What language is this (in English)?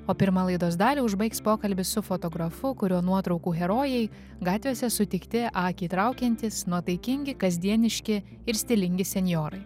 Lithuanian